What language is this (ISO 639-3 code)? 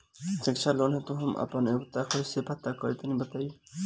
bho